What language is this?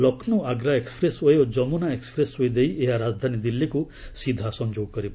Odia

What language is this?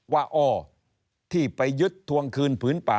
Thai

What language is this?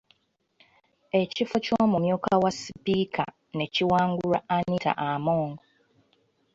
Ganda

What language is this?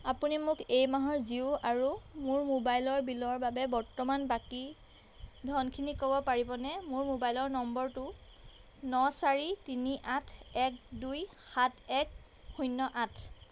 Assamese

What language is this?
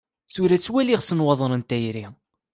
Kabyle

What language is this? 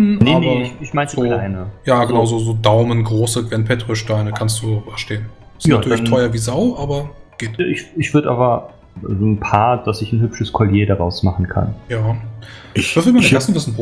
German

